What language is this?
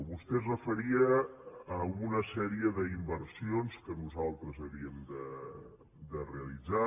Catalan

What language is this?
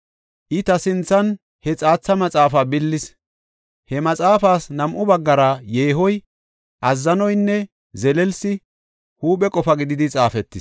Gofa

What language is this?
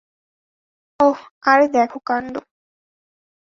Bangla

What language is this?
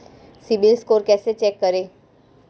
Hindi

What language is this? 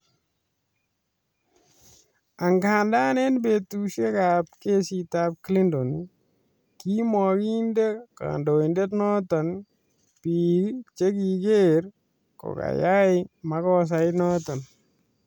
Kalenjin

